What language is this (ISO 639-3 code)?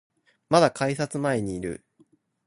jpn